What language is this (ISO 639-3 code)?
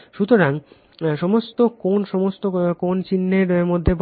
ben